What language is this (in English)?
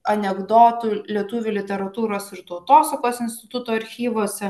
Lithuanian